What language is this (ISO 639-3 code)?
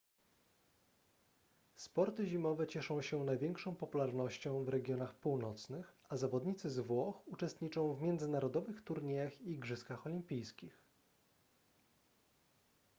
pol